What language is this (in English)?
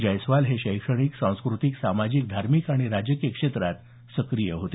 Marathi